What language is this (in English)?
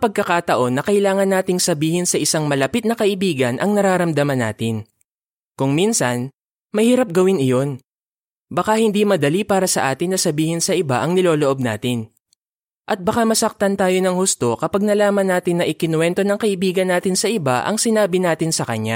Filipino